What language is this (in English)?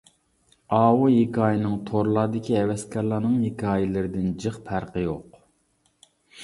Uyghur